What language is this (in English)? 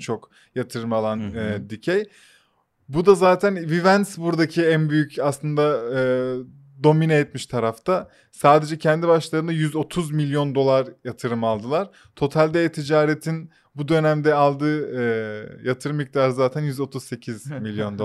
Turkish